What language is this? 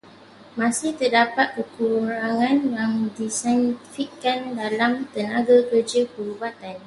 Malay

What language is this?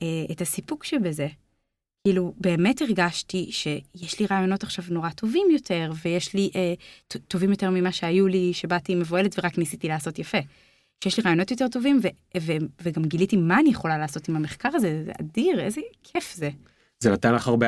Hebrew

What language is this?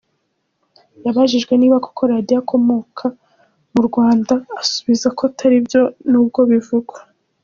Kinyarwanda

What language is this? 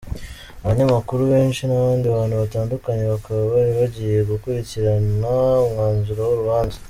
Kinyarwanda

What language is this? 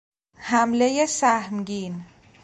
Persian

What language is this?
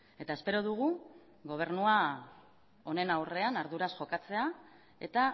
Basque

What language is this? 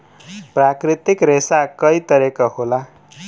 Bhojpuri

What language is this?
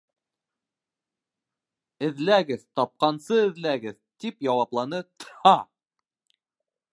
Bashkir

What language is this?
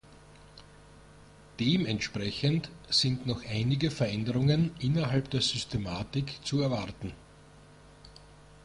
German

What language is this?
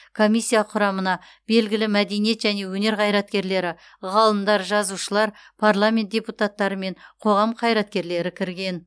Kazakh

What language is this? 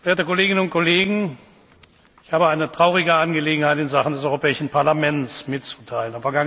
German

